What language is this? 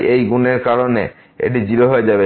Bangla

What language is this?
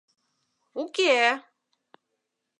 Mari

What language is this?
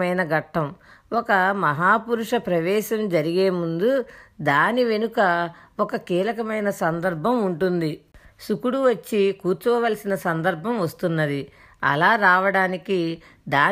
Telugu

